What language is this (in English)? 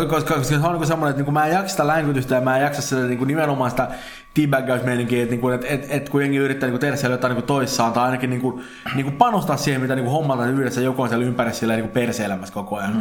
Finnish